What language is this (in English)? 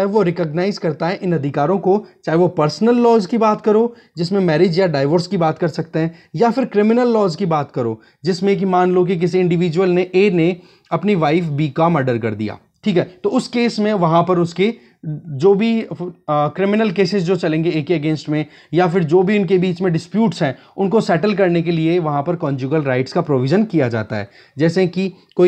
Hindi